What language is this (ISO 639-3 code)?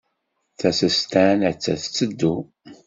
kab